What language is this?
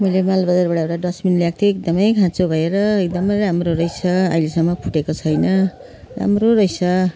Nepali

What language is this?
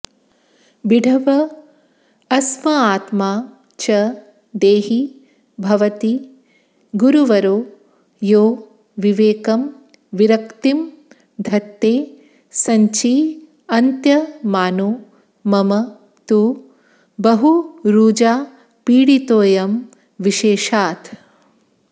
Sanskrit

